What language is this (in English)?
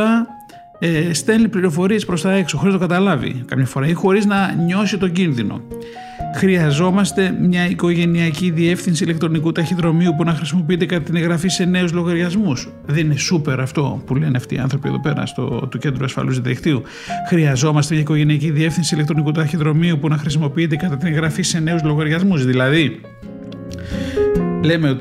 Greek